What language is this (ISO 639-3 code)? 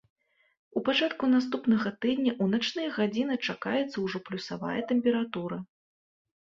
bel